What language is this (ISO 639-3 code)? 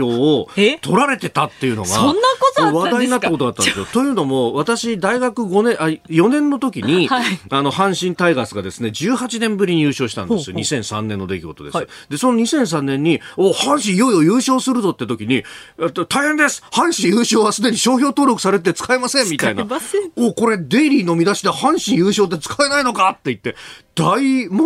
jpn